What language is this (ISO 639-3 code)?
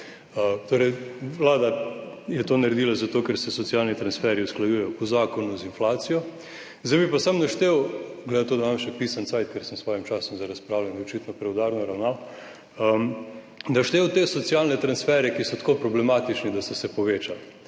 slv